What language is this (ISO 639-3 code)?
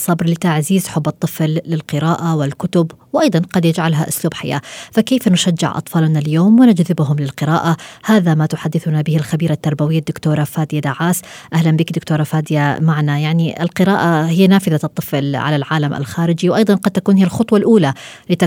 ara